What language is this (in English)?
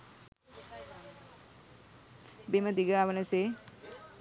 Sinhala